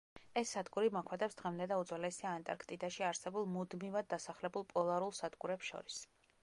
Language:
Georgian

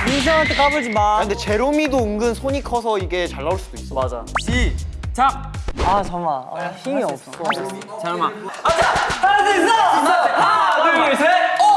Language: Korean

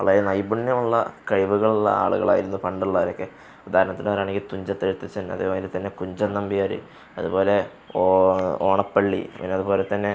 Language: Malayalam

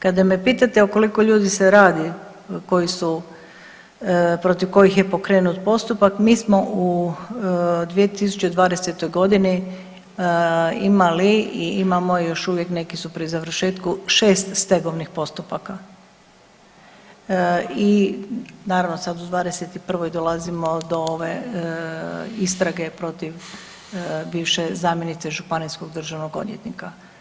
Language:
Croatian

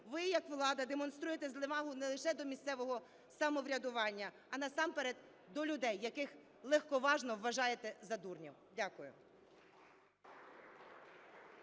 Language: Ukrainian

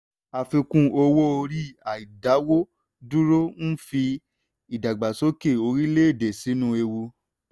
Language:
Yoruba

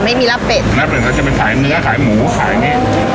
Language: Thai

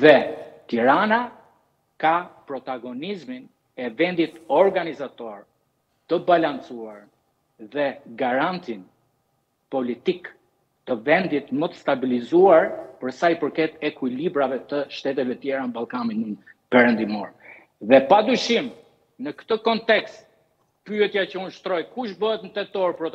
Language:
Romanian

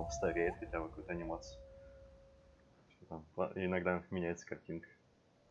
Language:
Russian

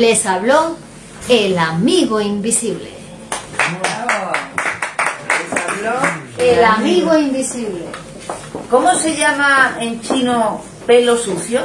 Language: Spanish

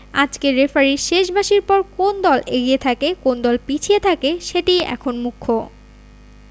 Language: Bangla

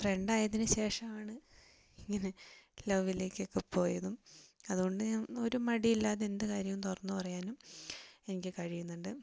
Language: Malayalam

